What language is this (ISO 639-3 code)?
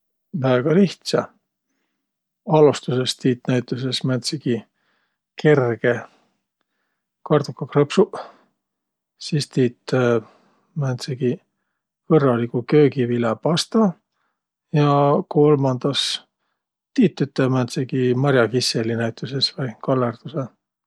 vro